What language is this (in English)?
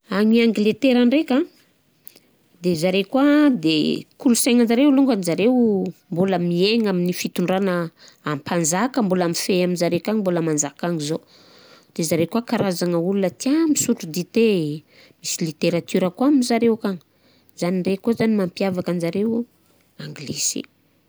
Southern Betsimisaraka Malagasy